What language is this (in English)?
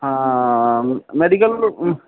Odia